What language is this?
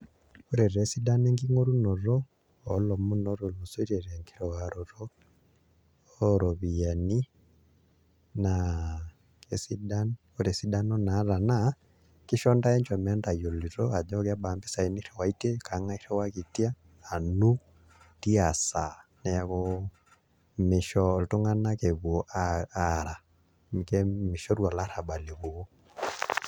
Masai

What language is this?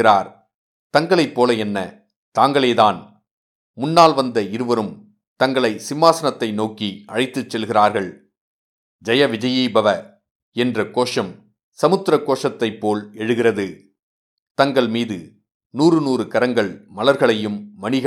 Tamil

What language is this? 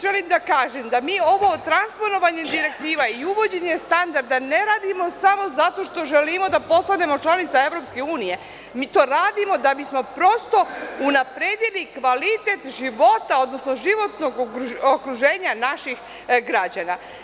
Serbian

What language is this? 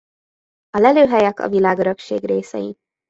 Hungarian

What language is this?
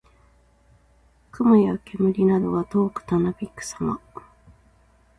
Japanese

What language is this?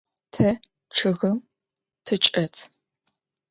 Adyghe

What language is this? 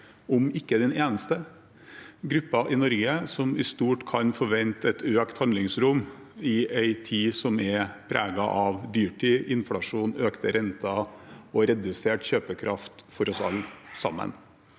Norwegian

